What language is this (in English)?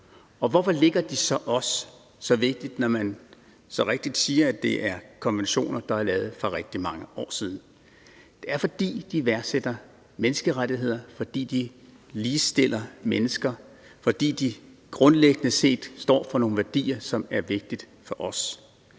Danish